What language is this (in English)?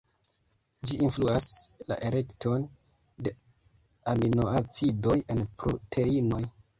Esperanto